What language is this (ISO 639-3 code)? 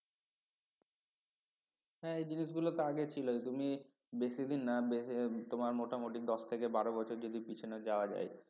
ben